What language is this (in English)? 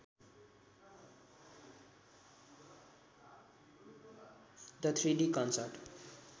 Nepali